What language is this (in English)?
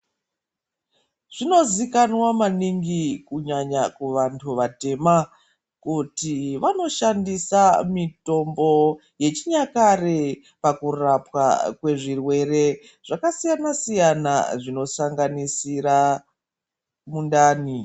Ndau